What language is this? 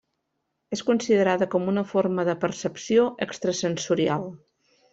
Catalan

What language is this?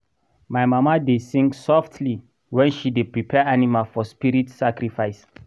Nigerian Pidgin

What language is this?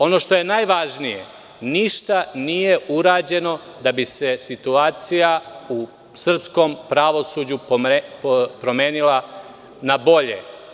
Serbian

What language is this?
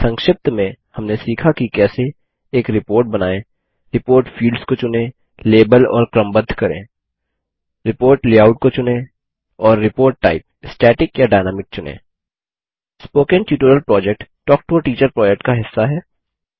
Hindi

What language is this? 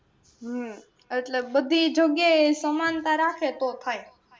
Gujarati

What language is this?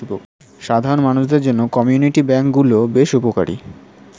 Bangla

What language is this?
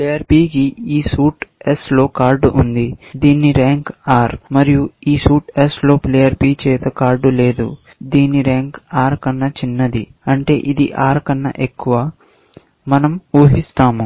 Telugu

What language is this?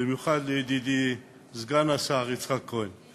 Hebrew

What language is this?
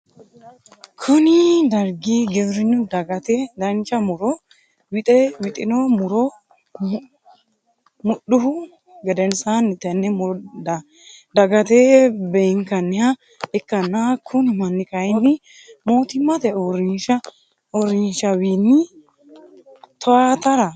Sidamo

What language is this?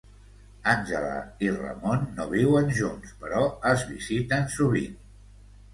Catalan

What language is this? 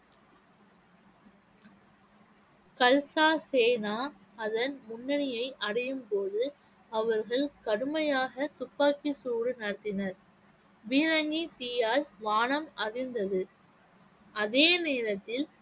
Tamil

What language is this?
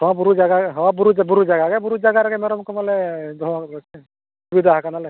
Santali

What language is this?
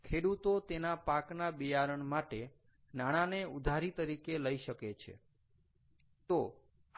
Gujarati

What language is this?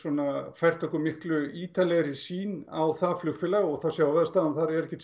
Icelandic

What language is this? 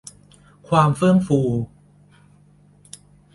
Thai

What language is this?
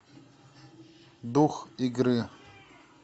Russian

